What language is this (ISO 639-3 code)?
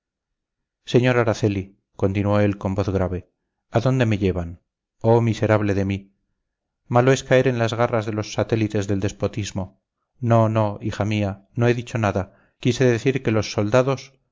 spa